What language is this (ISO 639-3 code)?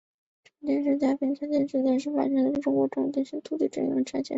zho